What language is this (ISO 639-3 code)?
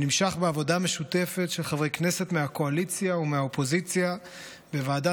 heb